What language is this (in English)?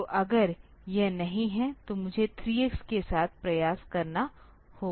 Hindi